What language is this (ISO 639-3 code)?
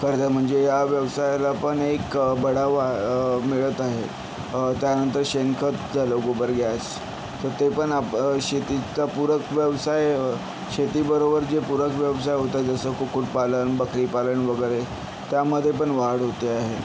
mar